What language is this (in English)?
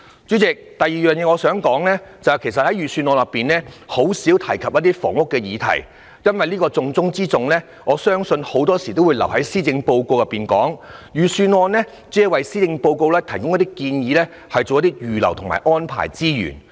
Cantonese